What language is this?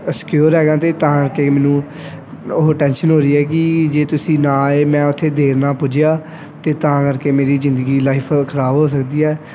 Punjabi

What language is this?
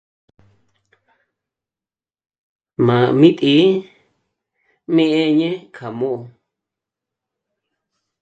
Michoacán Mazahua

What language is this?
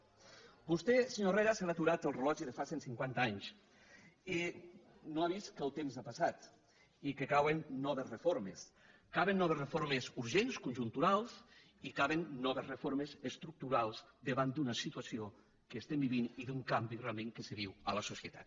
Catalan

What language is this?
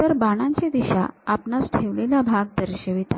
Marathi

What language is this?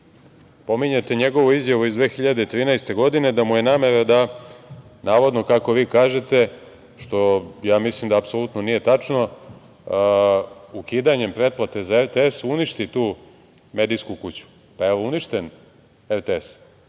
Serbian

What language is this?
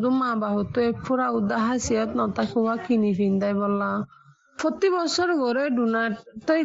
Bangla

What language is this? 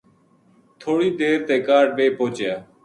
Gujari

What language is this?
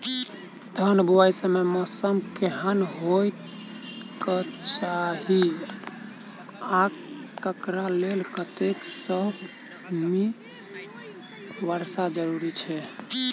Maithili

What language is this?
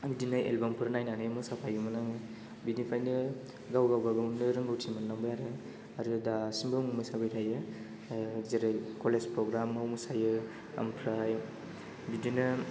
Bodo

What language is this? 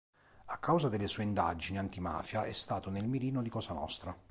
Italian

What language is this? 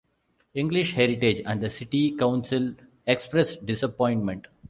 English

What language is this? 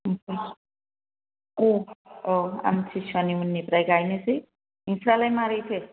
Bodo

